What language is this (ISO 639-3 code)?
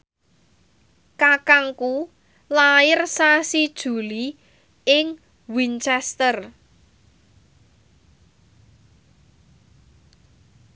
jav